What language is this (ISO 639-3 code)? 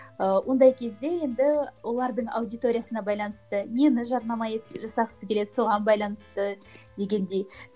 kaz